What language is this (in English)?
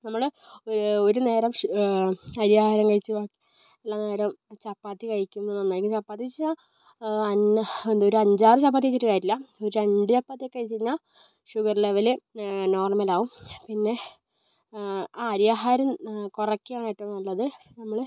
Malayalam